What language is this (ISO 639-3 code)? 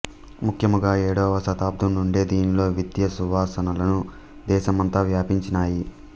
tel